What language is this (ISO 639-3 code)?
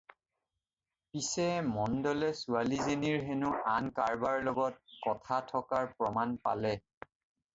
asm